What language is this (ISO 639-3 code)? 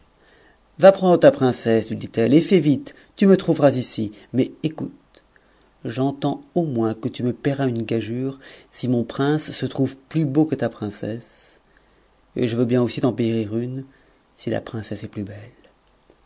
fra